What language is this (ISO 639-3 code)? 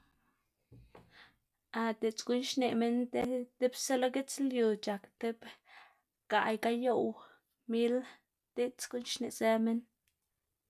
ztg